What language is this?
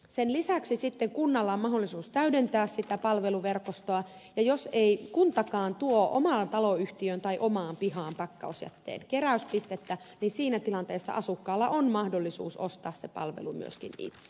Finnish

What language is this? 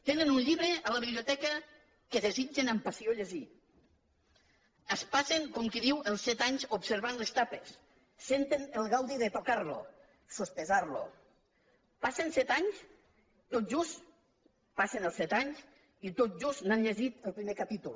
Catalan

